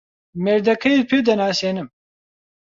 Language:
Central Kurdish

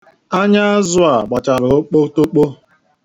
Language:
Igbo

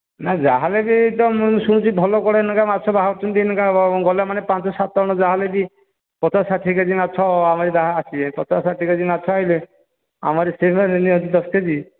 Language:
Odia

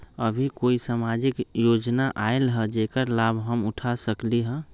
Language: Magahi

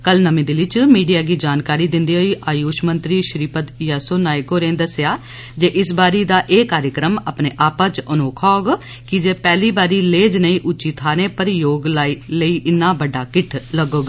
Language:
Dogri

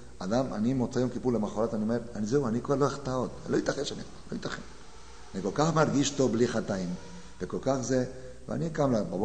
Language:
Hebrew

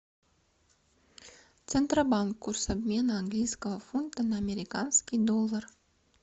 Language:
Russian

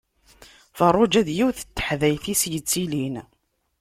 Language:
Kabyle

